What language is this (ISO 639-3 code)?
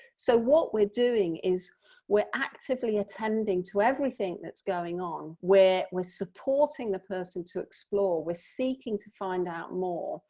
eng